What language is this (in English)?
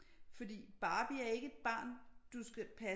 Danish